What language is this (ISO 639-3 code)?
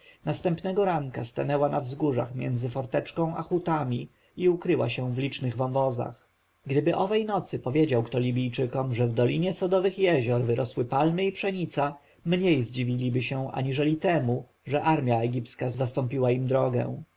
pol